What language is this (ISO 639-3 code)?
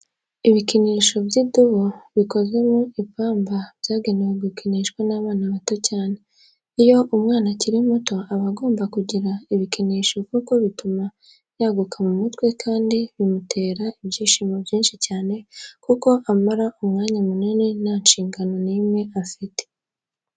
kin